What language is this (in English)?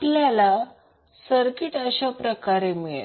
Marathi